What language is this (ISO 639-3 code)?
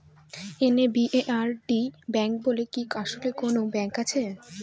ben